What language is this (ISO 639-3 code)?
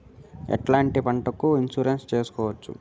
tel